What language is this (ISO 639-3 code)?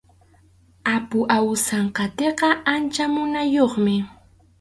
qxu